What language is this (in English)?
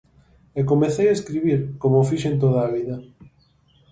Galician